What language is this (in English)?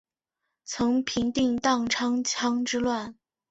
Chinese